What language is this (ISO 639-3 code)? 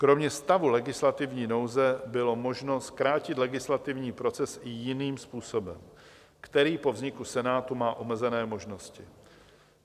ces